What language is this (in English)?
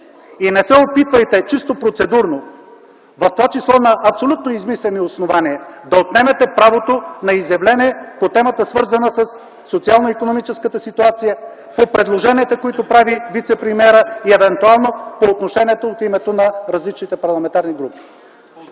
Bulgarian